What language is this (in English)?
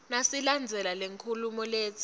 Swati